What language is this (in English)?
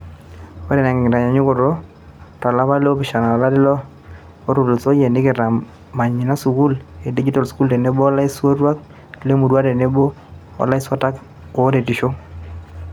Masai